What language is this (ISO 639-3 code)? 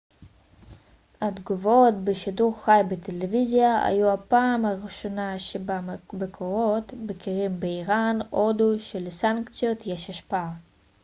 heb